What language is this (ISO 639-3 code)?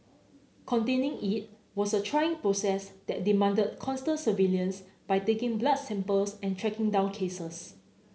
eng